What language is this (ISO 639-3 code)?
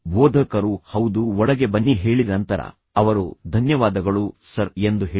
kan